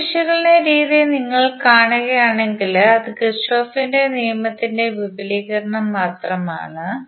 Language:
Malayalam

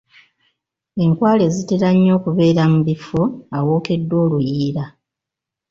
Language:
Ganda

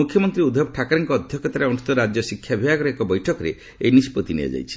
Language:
Odia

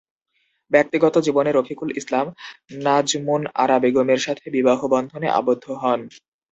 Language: Bangla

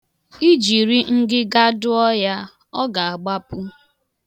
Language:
Igbo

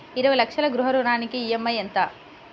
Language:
Telugu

